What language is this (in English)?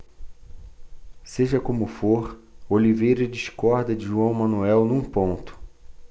Portuguese